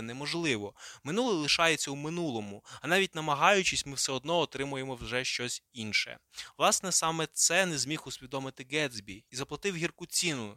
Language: Ukrainian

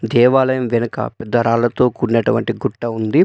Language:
Telugu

